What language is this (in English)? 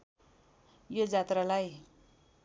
Nepali